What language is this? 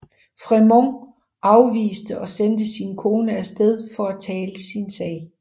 Danish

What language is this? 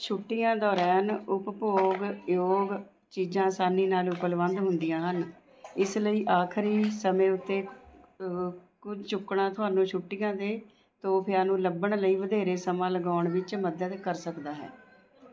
Punjabi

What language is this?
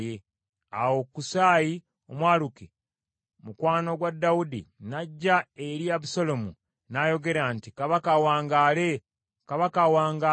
Ganda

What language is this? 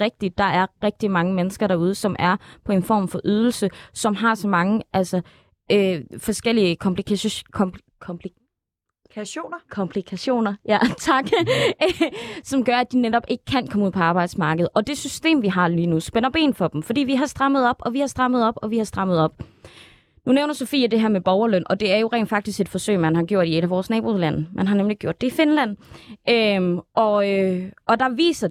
Danish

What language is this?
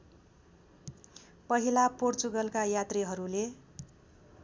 Nepali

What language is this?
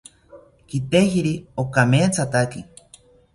South Ucayali Ashéninka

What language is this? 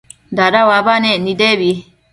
Matsés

